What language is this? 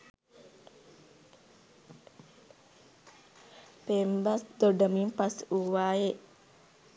Sinhala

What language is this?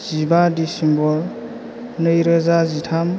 Bodo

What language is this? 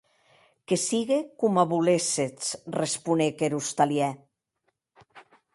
Occitan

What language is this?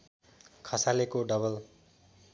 Nepali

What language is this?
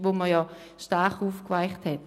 Swiss German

